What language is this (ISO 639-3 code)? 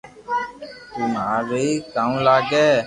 lrk